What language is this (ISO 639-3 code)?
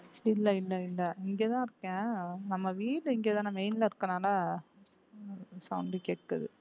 tam